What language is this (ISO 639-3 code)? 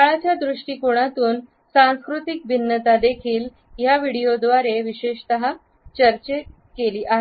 mar